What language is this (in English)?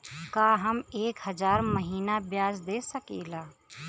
Bhojpuri